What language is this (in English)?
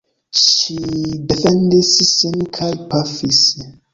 Esperanto